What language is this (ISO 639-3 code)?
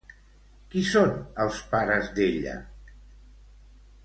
cat